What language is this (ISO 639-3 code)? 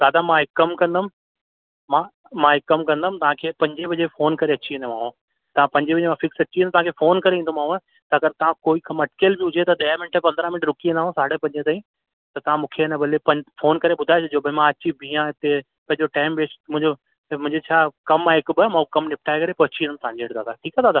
snd